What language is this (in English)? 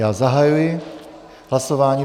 Czech